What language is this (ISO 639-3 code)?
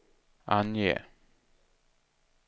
swe